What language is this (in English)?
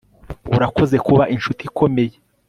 Kinyarwanda